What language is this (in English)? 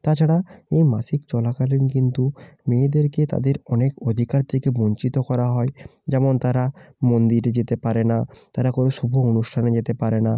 Bangla